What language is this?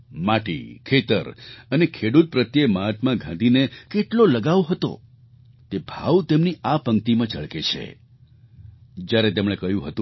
Gujarati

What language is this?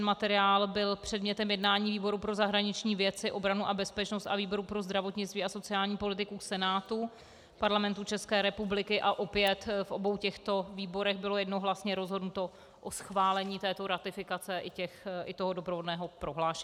Czech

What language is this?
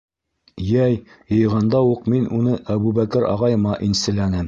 Bashkir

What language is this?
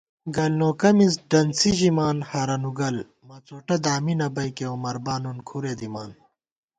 Gawar-Bati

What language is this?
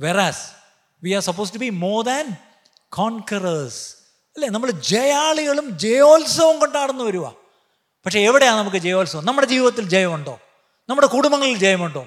Malayalam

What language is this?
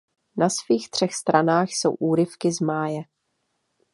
Czech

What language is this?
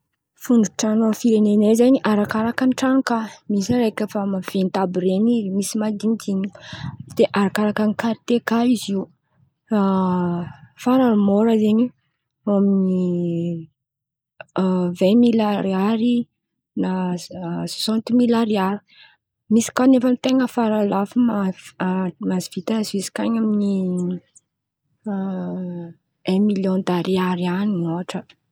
Antankarana Malagasy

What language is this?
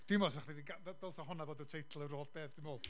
Welsh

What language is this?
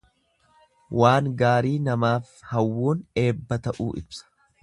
Oromo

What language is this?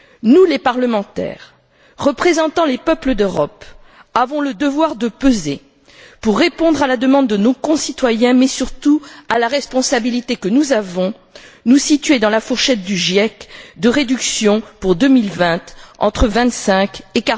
French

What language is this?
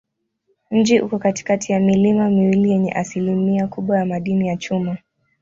Swahili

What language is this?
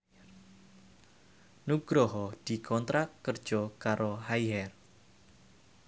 Javanese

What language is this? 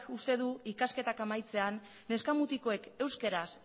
Basque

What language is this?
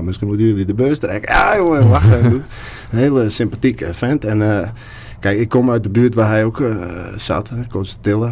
Dutch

